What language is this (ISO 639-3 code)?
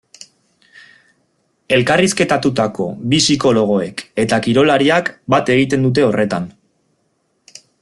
eus